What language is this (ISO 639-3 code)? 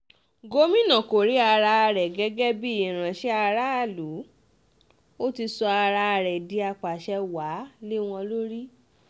yor